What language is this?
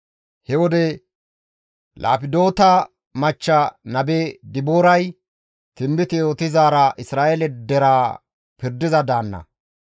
Gamo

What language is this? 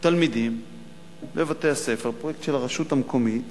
Hebrew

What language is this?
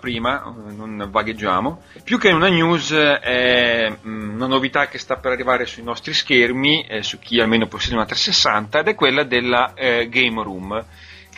Italian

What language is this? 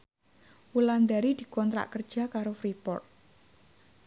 Javanese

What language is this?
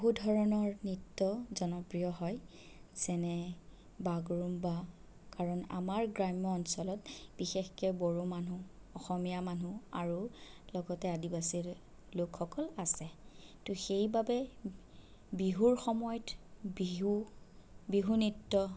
Assamese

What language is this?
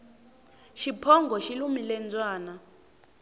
Tsonga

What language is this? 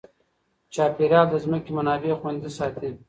Pashto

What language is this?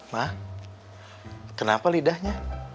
Indonesian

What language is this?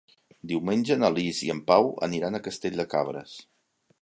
Catalan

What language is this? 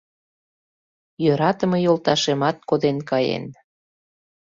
Mari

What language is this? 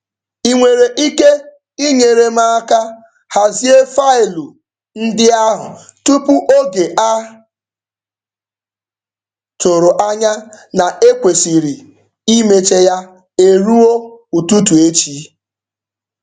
Igbo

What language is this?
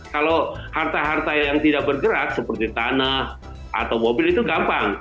Indonesian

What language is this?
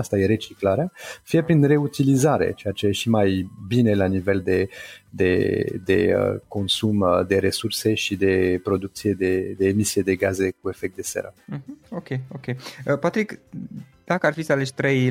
Romanian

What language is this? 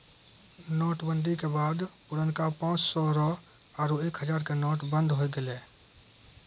Maithili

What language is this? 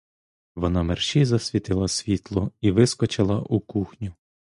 Ukrainian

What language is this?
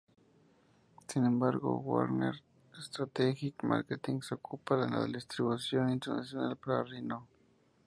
Spanish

